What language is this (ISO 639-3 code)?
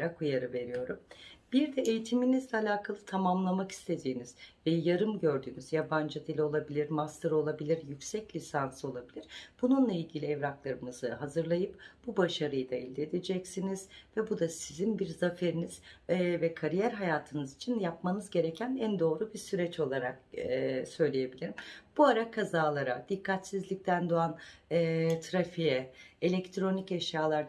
tur